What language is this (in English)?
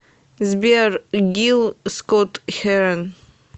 Russian